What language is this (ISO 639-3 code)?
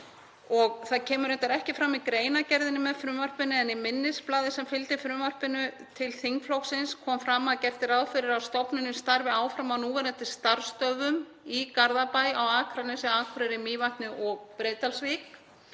isl